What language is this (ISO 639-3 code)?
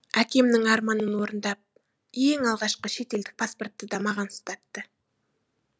kaz